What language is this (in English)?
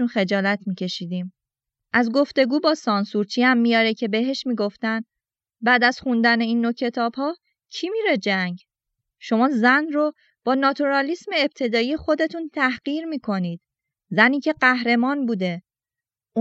Persian